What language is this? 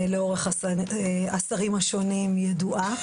Hebrew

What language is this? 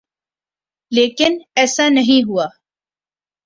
Urdu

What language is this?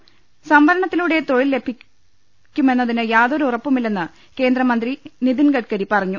Malayalam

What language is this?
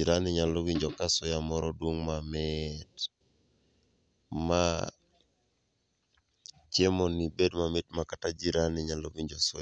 Luo (Kenya and Tanzania)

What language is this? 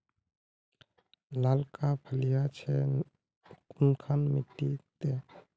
Magahi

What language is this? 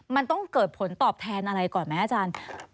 Thai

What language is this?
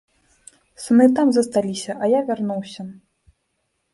Belarusian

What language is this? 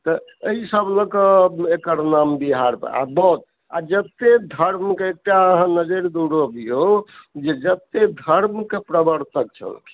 Maithili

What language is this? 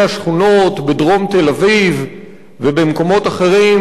Hebrew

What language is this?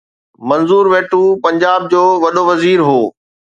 Sindhi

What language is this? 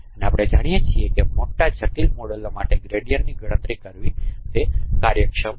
Gujarati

